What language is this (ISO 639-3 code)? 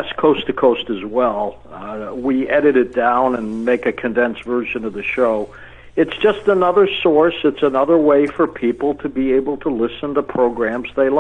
eng